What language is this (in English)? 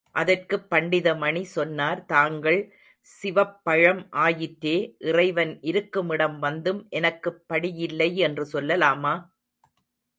Tamil